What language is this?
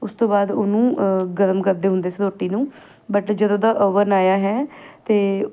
Punjabi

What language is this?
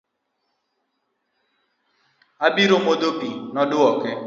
Luo (Kenya and Tanzania)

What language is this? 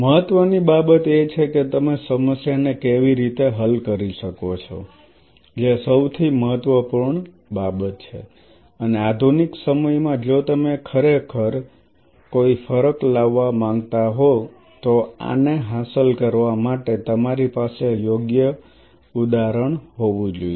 Gujarati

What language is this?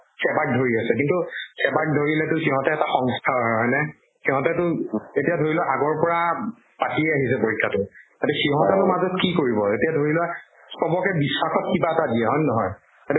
Assamese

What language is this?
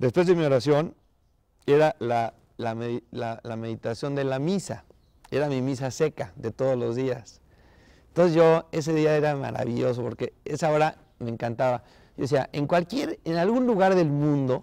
Spanish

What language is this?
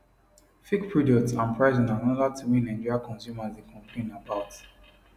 Nigerian Pidgin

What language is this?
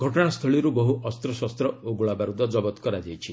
Odia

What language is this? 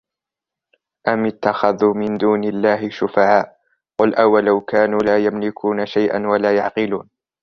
Arabic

